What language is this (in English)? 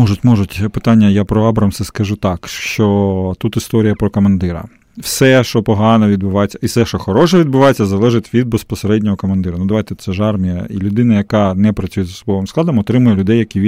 Ukrainian